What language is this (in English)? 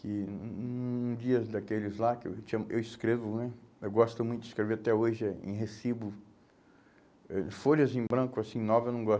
Portuguese